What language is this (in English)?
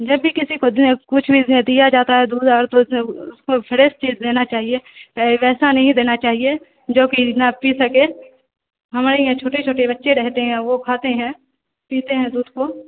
Urdu